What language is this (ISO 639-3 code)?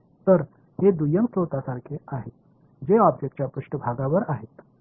mar